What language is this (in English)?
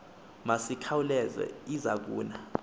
Xhosa